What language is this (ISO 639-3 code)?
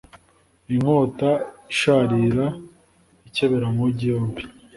kin